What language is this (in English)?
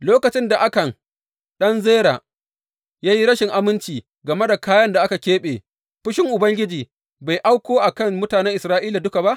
Hausa